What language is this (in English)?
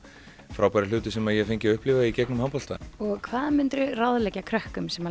Icelandic